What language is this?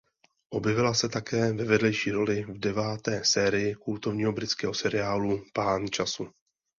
Czech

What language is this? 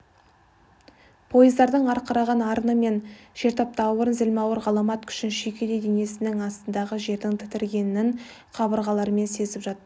Kazakh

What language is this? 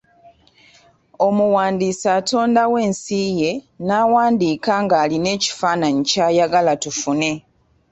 Ganda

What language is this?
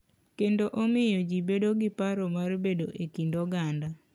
Luo (Kenya and Tanzania)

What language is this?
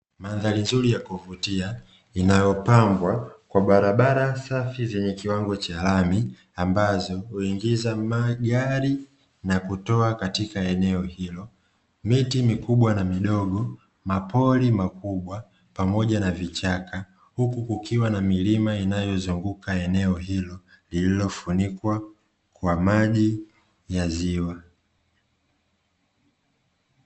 Swahili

